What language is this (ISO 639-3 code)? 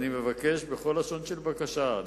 heb